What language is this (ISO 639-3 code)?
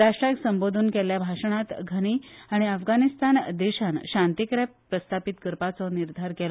kok